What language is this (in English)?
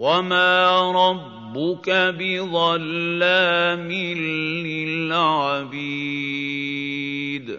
Arabic